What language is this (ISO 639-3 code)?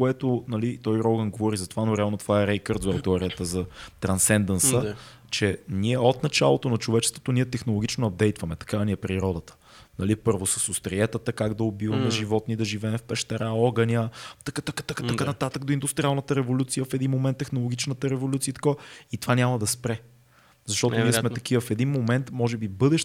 bul